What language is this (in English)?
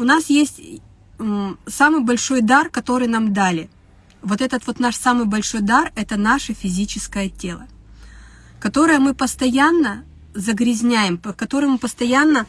Russian